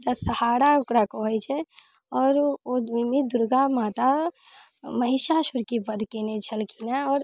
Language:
Maithili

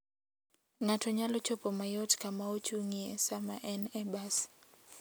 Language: Luo (Kenya and Tanzania)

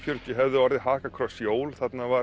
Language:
Icelandic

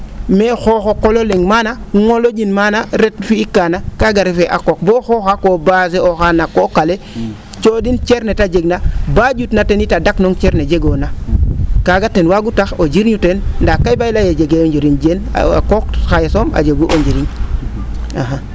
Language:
Serer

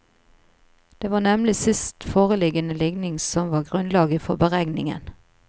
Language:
Norwegian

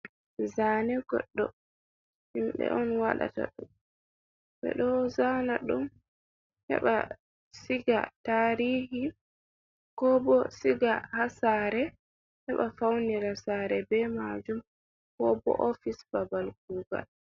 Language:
Fula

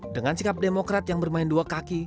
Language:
Indonesian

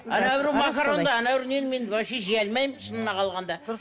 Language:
Kazakh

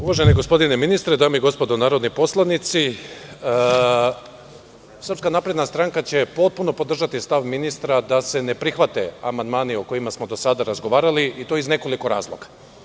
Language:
Serbian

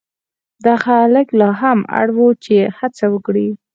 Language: Pashto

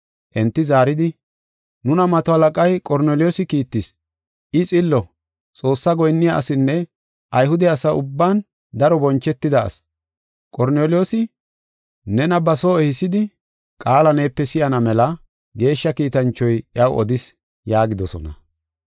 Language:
Gofa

